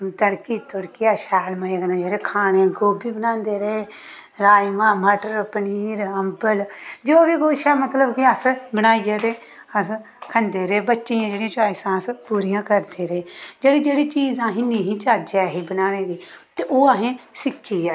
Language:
Dogri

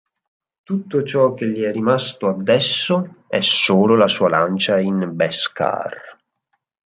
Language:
Italian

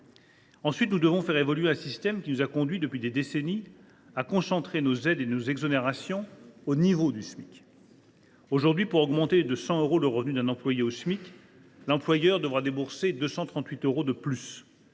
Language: French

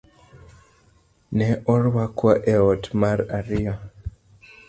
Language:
Luo (Kenya and Tanzania)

